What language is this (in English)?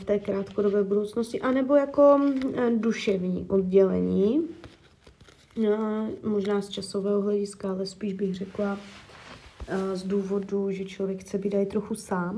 Czech